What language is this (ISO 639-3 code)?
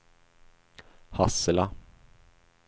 swe